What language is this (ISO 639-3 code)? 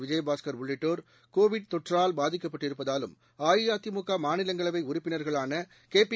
tam